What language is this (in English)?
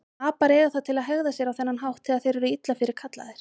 Icelandic